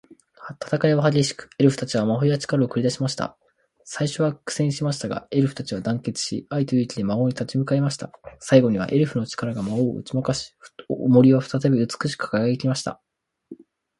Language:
Japanese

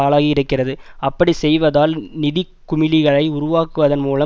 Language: Tamil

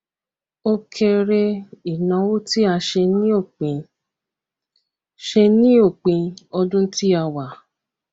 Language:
Yoruba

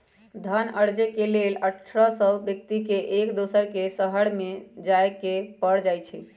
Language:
Magahi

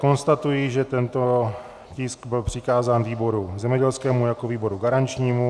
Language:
Czech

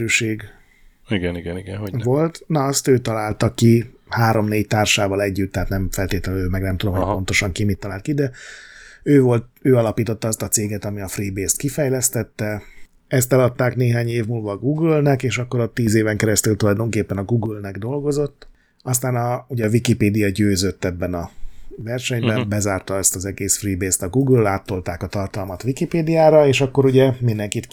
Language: Hungarian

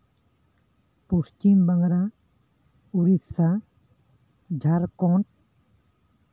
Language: Santali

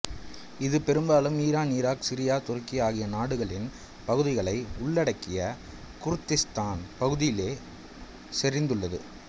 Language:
Tamil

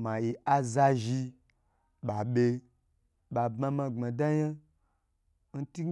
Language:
Gbagyi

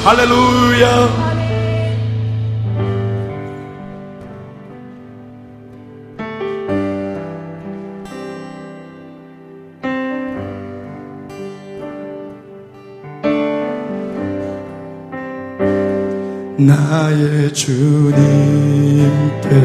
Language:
Korean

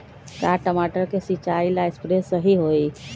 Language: Magahi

